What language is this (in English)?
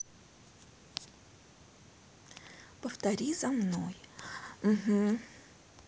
Russian